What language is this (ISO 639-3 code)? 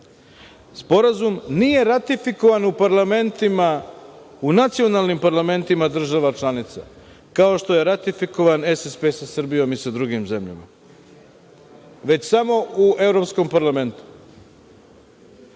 srp